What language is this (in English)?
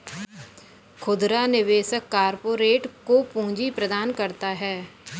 Hindi